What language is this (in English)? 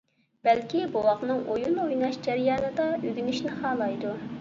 Uyghur